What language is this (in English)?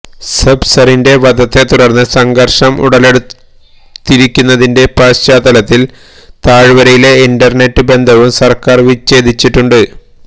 Malayalam